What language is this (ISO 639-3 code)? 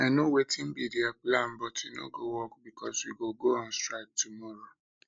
pcm